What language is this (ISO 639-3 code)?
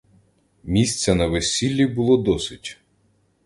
ukr